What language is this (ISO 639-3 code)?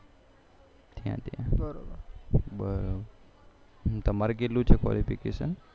guj